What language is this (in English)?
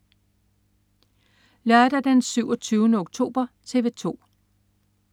Danish